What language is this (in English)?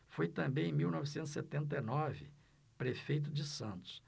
Portuguese